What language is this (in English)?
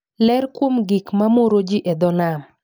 Luo (Kenya and Tanzania)